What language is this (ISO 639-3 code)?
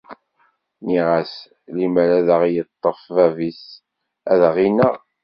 kab